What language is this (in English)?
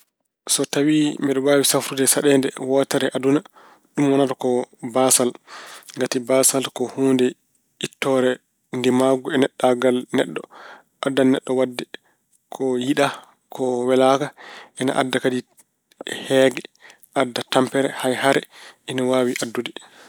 Fula